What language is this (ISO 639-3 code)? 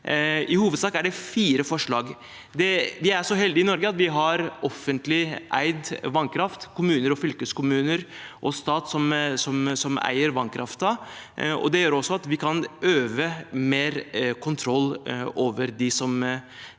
nor